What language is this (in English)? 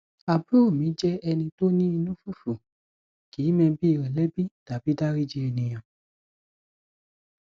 Yoruba